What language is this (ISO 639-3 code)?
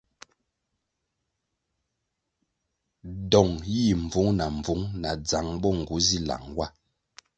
nmg